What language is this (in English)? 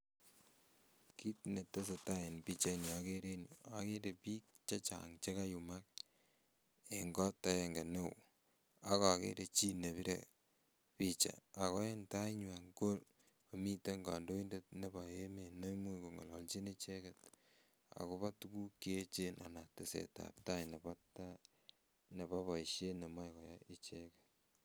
Kalenjin